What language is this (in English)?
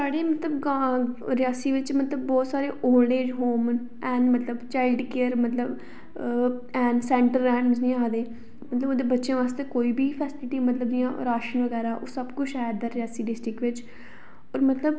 Dogri